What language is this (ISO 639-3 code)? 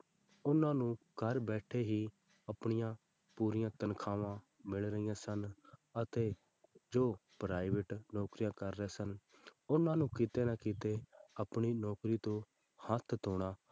pan